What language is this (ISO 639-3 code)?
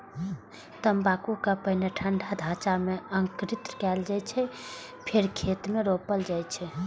mai